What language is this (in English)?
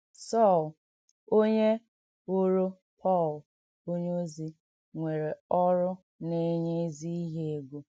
Igbo